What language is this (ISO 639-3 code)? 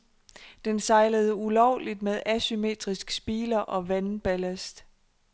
dan